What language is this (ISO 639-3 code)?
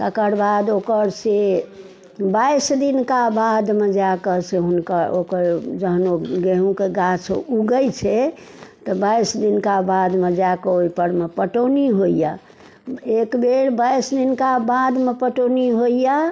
mai